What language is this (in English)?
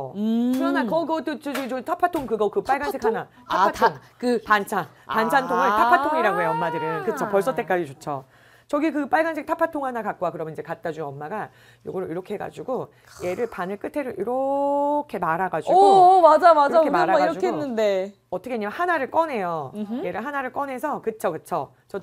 Korean